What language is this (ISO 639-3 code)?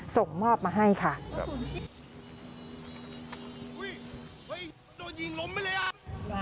tha